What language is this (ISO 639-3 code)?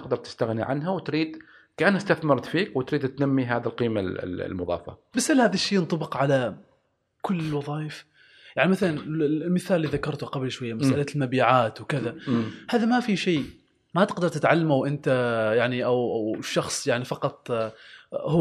ara